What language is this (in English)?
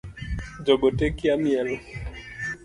Luo (Kenya and Tanzania)